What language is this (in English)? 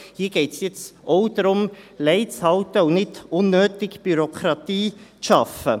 Swiss German